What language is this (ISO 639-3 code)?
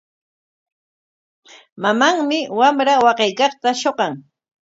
qwa